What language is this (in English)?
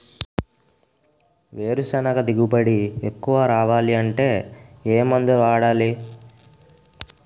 Telugu